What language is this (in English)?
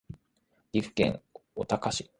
Japanese